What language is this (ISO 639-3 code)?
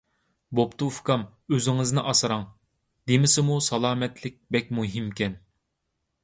uig